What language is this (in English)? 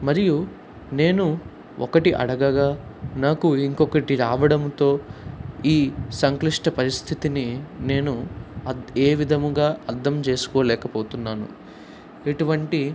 Telugu